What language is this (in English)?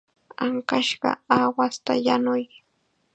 Chiquián Ancash Quechua